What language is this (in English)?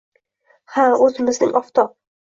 Uzbek